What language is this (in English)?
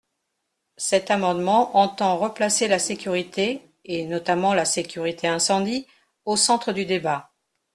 French